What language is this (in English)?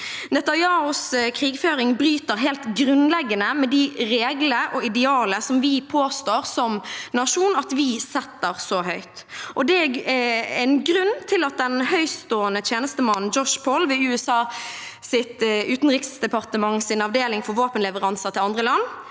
Norwegian